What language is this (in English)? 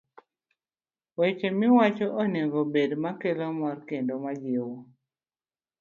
Luo (Kenya and Tanzania)